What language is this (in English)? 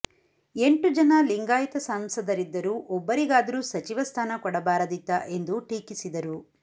Kannada